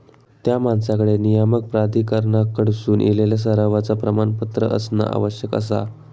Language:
Marathi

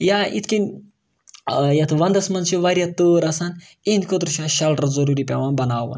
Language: Kashmiri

